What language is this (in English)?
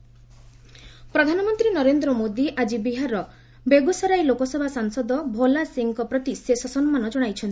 Odia